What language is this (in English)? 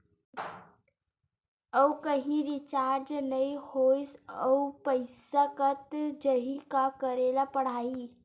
Chhattisgarhi